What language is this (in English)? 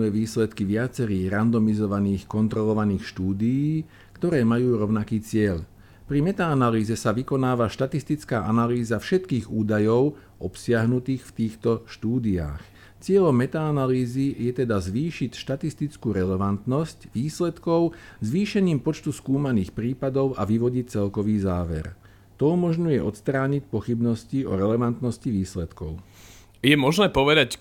Slovak